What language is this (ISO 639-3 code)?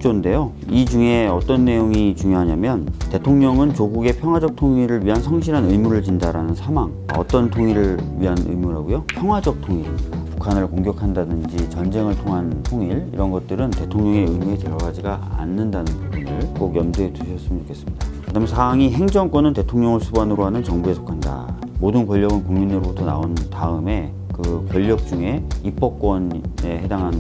kor